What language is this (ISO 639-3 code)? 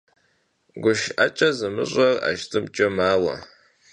kbd